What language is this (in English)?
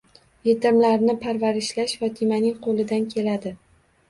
Uzbek